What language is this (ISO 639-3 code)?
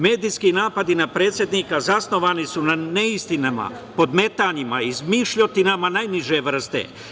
srp